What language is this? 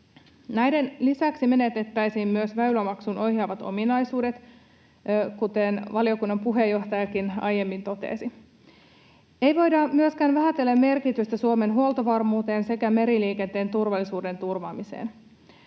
Finnish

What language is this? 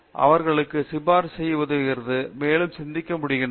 Tamil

